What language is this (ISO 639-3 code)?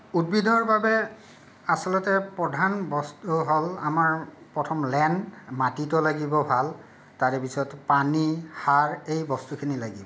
asm